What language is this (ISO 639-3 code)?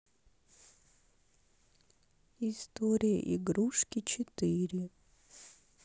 rus